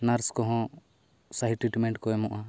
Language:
Santali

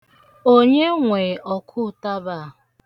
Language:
Igbo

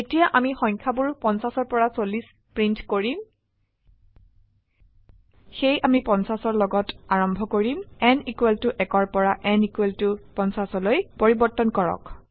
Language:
Assamese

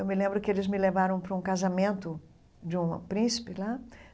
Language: Portuguese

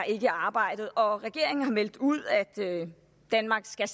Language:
Danish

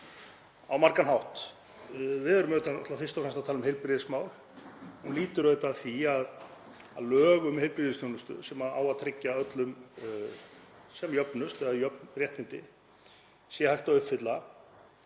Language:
Icelandic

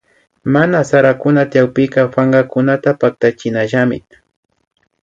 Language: Imbabura Highland Quichua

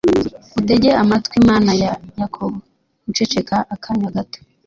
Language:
Kinyarwanda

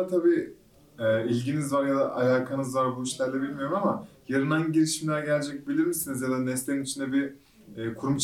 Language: Turkish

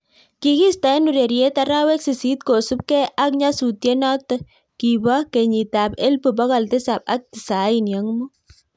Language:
Kalenjin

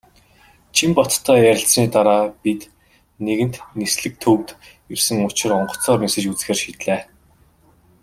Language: Mongolian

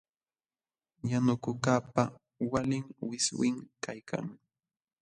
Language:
Jauja Wanca Quechua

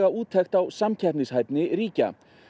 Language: Icelandic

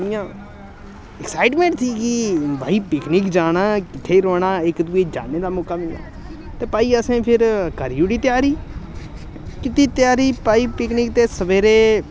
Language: Dogri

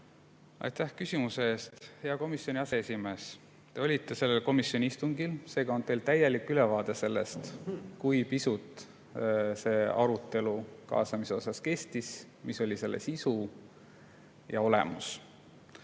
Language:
Estonian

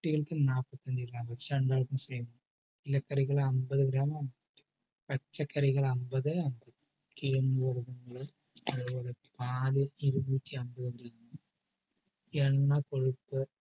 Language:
Malayalam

